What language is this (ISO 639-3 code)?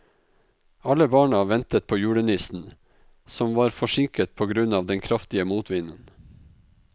nor